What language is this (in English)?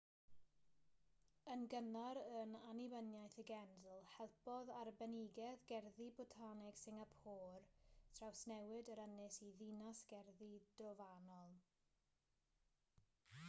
Welsh